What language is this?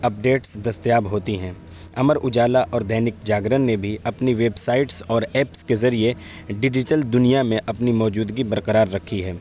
Urdu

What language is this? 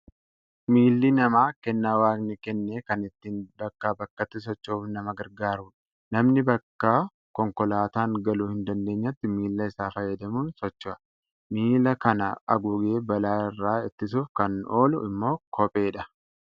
Oromo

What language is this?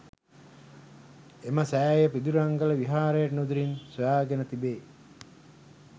Sinhala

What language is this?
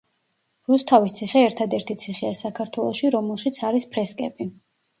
Georgian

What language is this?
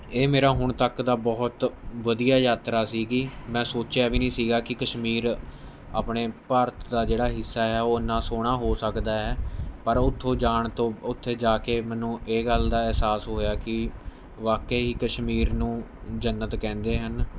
Punjabi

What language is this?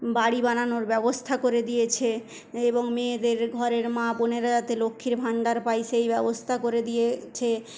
Bangla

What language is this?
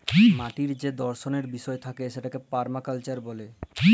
Bangla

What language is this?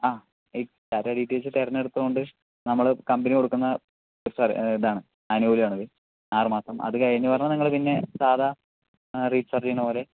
Malayalam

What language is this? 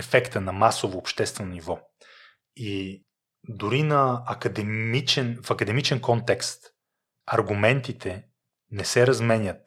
Bulgarian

